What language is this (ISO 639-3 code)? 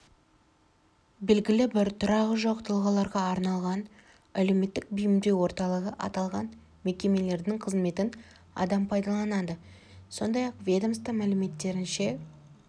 kaz